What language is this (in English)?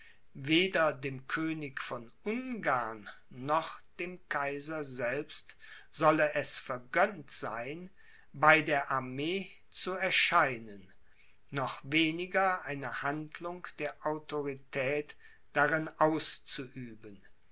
German